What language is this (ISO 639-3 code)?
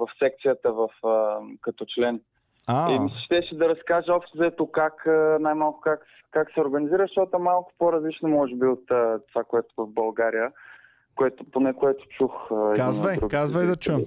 bul